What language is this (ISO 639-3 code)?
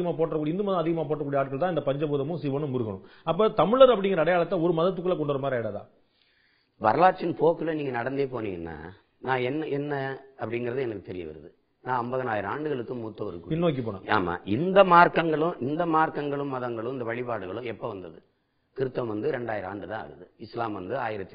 tam